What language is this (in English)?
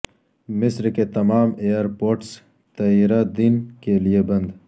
Urdu